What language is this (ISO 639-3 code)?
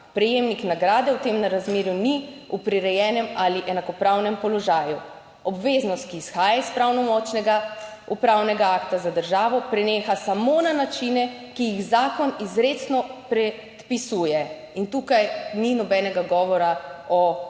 slv